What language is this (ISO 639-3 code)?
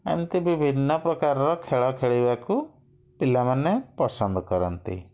ori